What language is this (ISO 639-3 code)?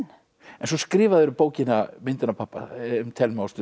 isl